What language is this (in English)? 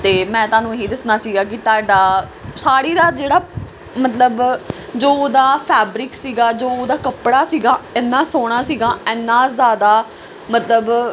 Punjabi